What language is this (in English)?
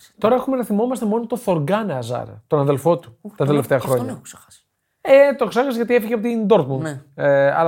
Greek